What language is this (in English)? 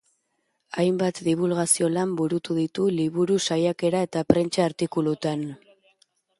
Basque